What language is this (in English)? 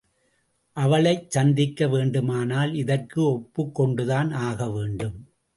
Tamil